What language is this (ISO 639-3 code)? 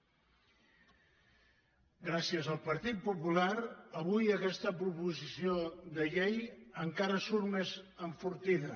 cat